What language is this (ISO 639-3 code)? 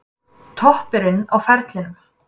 isl